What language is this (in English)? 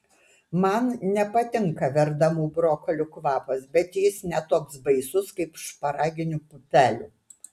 Lithuanian